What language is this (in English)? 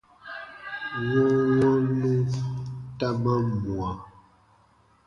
Baatonum